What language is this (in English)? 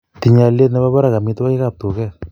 Kalenjin